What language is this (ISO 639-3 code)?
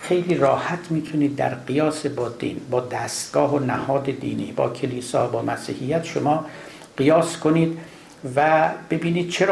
fas